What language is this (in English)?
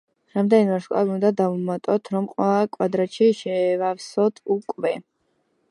Georgian